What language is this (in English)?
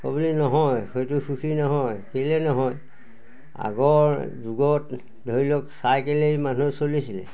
Assamese